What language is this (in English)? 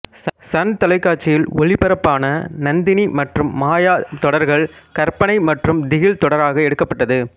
Tamil